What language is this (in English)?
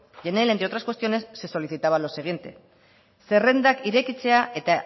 Spanish